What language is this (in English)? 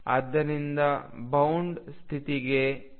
Kannada